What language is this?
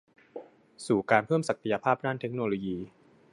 Thai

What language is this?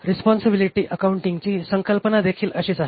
Marathi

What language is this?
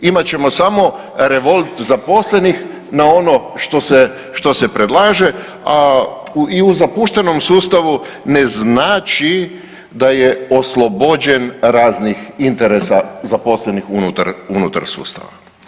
Croatian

